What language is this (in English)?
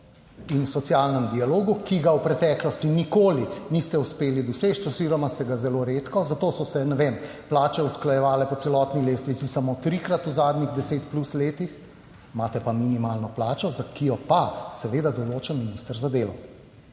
Slovenian